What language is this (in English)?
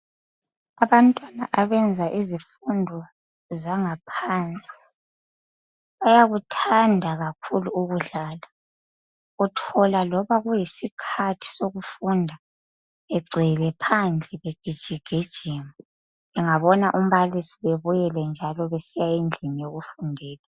North Ndebele